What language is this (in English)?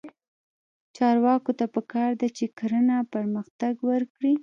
Pashto